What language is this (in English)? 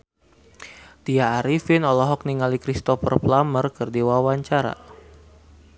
Sundanese